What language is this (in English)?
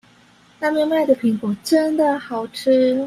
Chinese